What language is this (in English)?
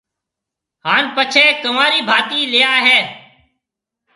Marwari (Pakistan)